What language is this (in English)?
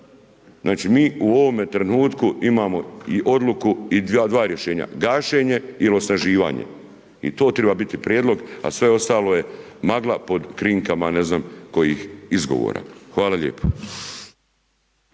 Croatian